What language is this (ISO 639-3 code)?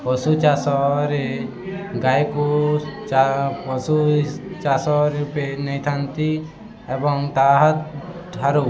ori